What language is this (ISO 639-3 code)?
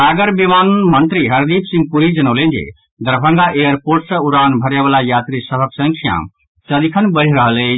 mai